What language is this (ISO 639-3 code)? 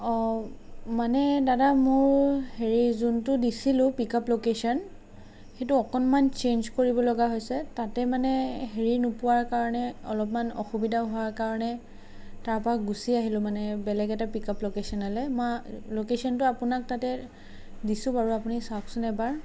asm